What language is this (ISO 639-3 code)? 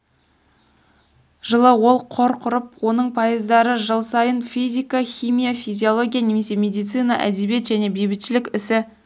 kaz